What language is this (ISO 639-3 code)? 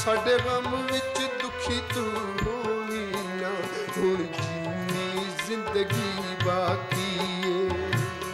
hin